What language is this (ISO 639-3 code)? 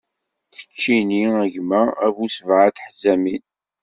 kab